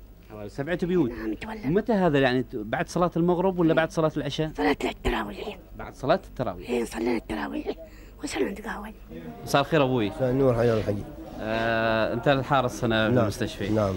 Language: Arabic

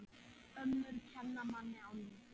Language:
Icelandic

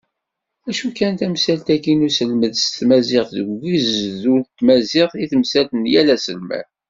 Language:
Kabyle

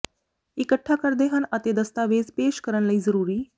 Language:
Punjabi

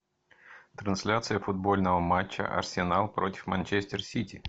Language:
Russian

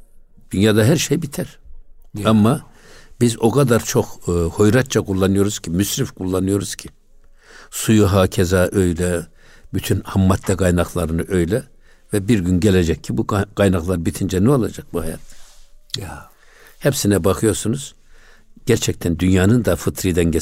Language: Turkish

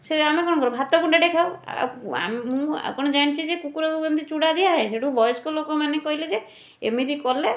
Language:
Odia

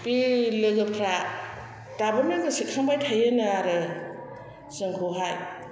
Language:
Bodo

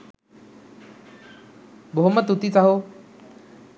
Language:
Sinhala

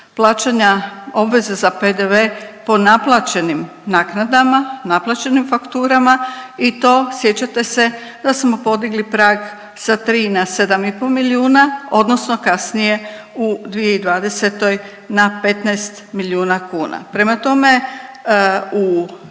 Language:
Croatian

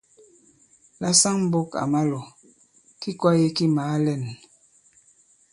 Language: Bankon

